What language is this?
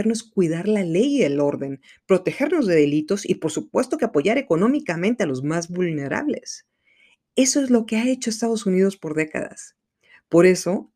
Spanish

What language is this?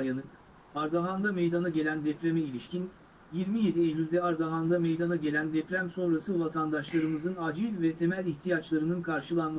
Turkish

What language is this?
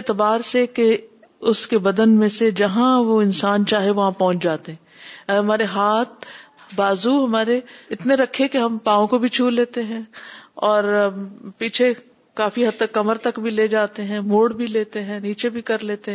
Urdu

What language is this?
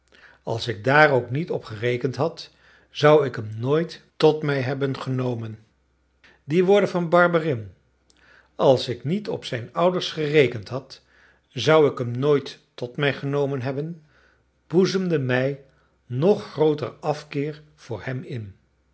Dutch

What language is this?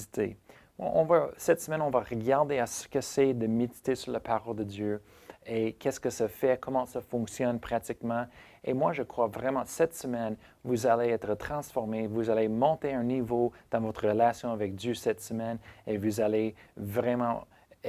French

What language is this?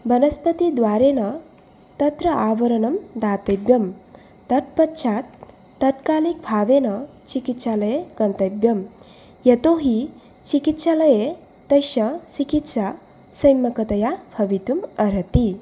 Sanskrit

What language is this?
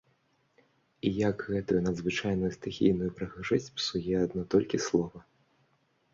Belarusian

